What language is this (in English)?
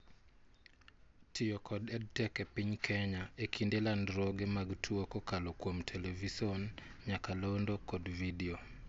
Luo (Kenya and Tanzania)